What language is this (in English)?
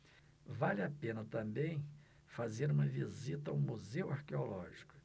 Portuguese